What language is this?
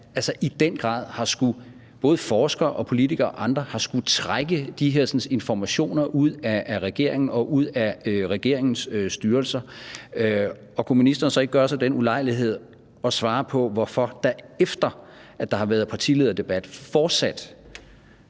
Danish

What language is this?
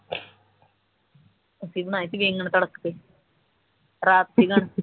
Punjabi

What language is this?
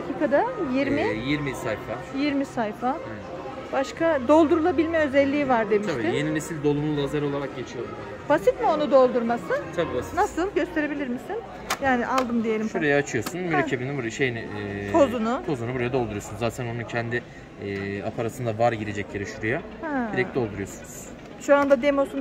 Turkish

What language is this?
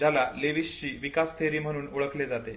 Marathi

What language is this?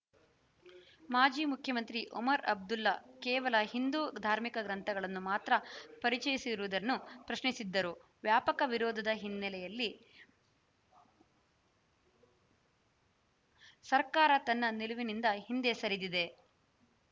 Kannada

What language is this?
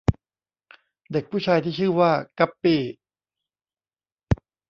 Thai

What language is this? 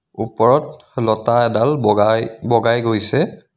Assamese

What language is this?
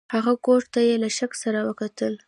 Pashto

